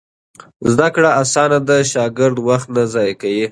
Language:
Pashto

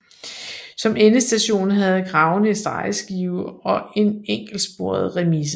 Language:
Danish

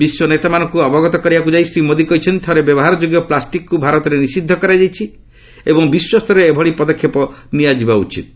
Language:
Odia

